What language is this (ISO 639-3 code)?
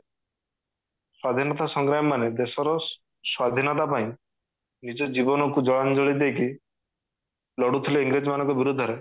ori